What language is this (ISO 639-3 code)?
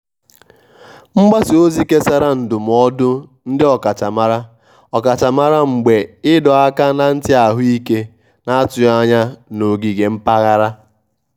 ibo